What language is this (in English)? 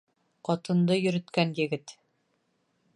Bashkir